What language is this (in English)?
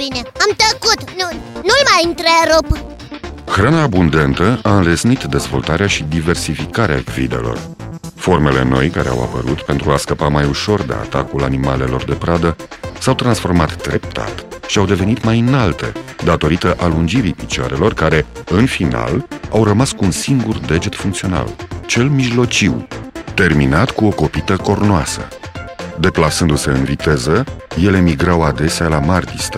Romanian